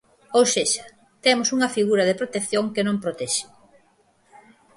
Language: Galician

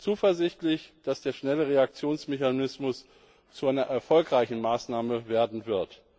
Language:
German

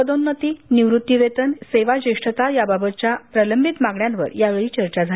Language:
Marathi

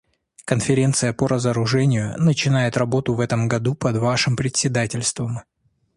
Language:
Russian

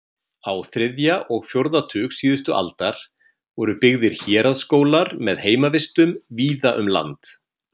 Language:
Icelandic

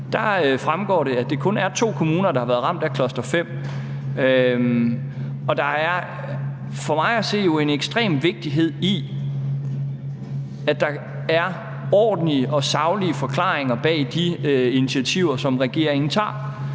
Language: Danish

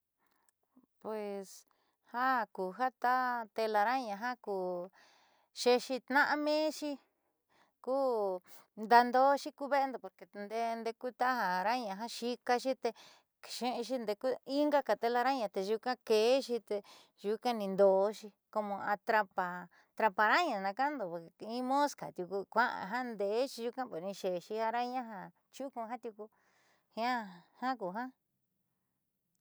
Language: Southeastern Nochixtlán Mixtec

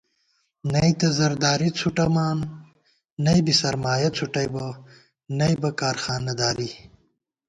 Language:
Gawar-Bati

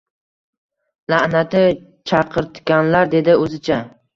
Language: Uzbek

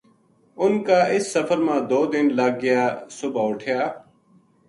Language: Gujari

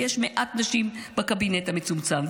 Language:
Hebrew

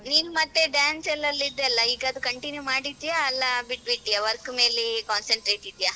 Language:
Kannada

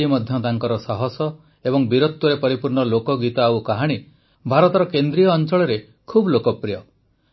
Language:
Odia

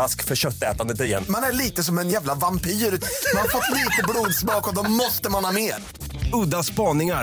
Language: Swedish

